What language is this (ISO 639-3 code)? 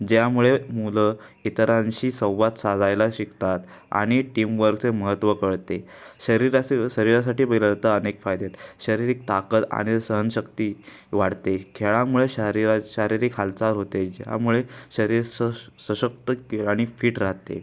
mar